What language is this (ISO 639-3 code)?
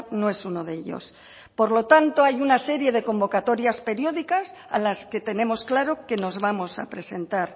spa